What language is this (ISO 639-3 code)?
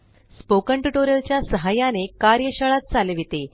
mar